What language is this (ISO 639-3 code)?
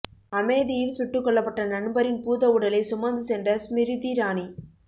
tam